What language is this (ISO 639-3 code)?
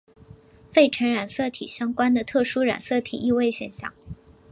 zho